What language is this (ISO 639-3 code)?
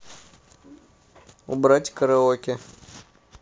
rus